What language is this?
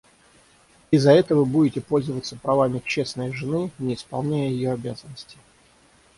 Russian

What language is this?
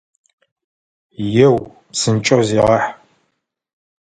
Adyghe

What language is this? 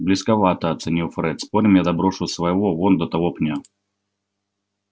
Russian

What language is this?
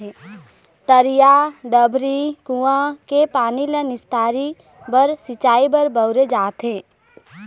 Chhattisgarhi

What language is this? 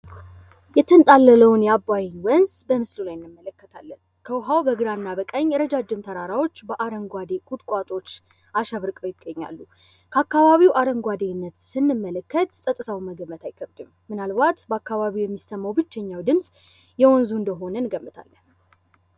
Amharic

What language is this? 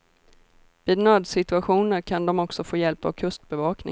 Swedish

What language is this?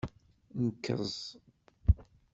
Kabyle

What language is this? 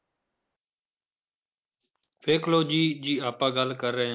Punjabi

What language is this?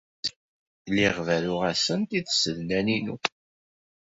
Kabyle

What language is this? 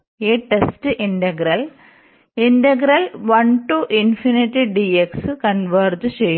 Malayalam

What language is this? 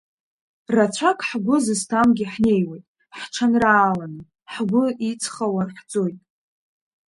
Abkhazian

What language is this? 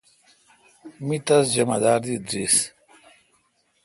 Kalkoti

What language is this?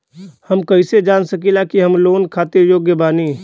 Bhojpuri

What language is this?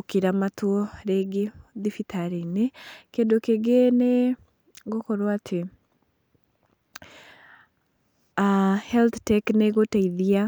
Kikuyu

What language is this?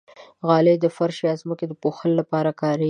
Pashto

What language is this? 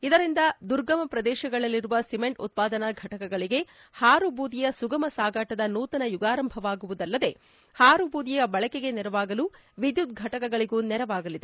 Kannada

